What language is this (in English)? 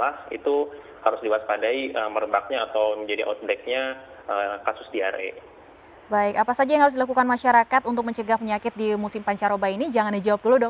Indonesian